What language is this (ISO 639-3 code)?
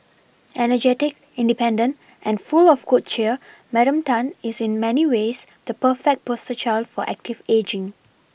eng